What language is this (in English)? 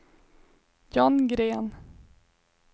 Swedish